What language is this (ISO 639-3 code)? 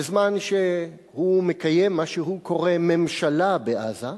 heb